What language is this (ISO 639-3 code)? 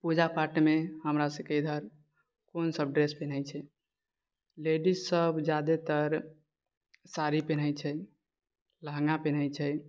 mai